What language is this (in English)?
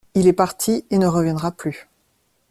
French